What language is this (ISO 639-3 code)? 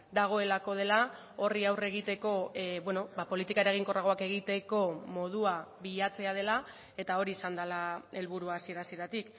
eus